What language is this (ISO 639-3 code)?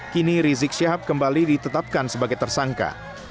ind